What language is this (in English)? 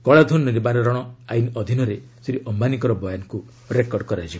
Odia